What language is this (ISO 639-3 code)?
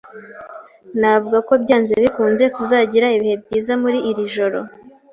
kin